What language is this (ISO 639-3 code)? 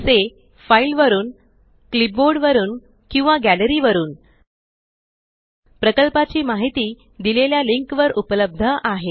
mar